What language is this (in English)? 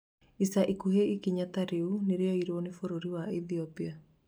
Kikuyu